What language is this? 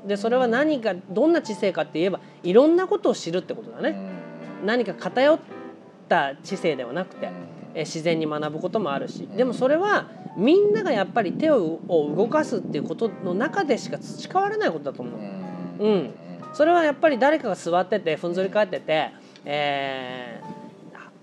Japanese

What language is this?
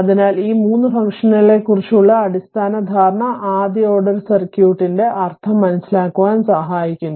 Malayalam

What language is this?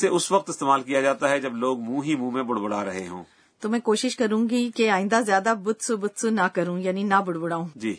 Urdu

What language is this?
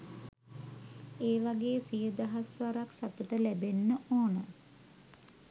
Sinhala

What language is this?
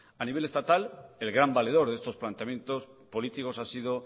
Spanish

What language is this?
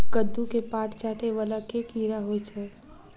Maithili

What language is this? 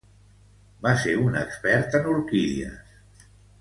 Catalan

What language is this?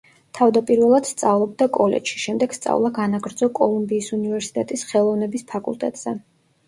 Georgian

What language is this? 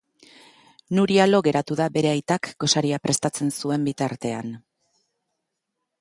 Basque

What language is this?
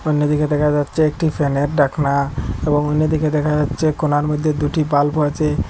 Bangla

